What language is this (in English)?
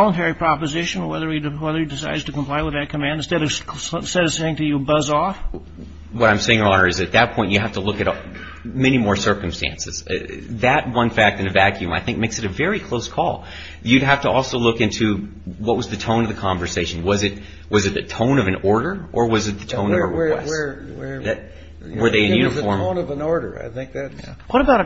English